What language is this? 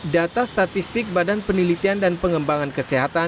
Indonesian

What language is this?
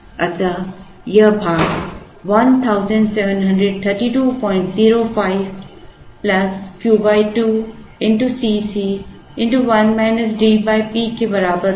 Hindi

